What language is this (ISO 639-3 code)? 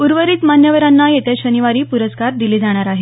mar